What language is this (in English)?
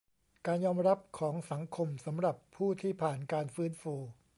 Thai